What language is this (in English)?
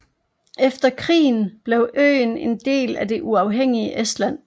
Danish